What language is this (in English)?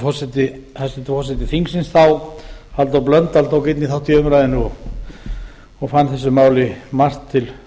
Icelandic